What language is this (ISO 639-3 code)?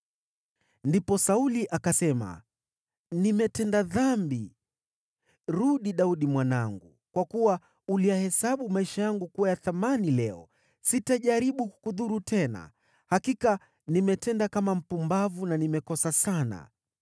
swa